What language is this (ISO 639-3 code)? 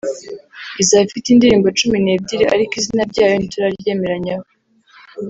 kin